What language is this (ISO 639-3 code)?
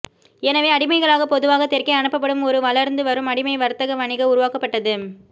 tam